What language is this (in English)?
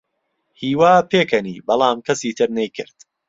Central Kurdish